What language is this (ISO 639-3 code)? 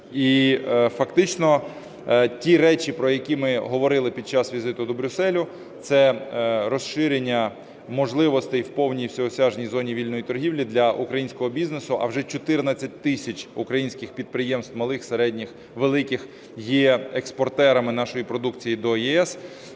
ukr